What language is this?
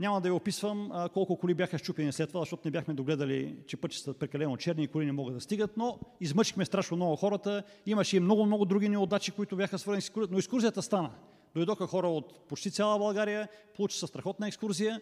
Bulgarian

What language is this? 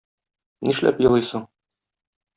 Tatar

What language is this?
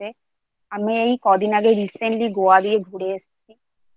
Bangla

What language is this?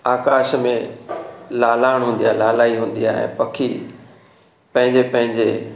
Sindhi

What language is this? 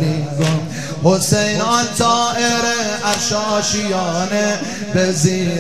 Persian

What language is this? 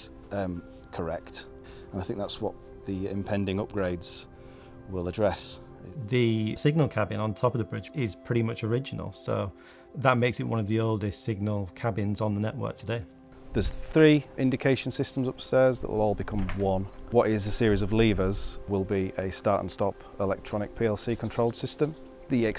English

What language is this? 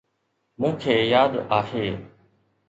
Sindhi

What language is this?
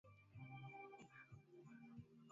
Swahili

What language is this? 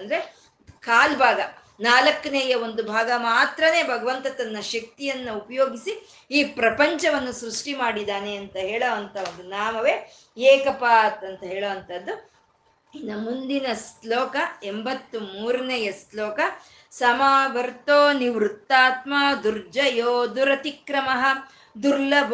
Kannada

